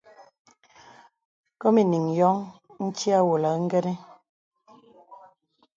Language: Bebele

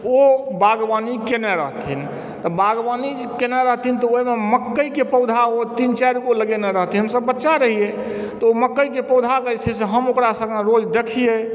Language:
Maithili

